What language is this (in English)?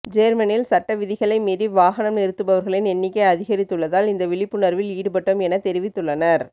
Tamil